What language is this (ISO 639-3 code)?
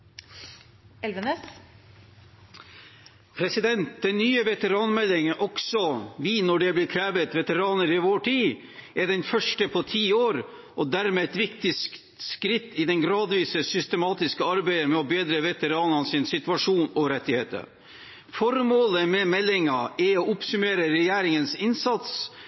nor